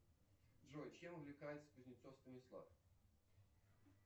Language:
Russian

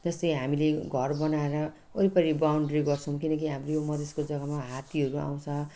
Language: Nepali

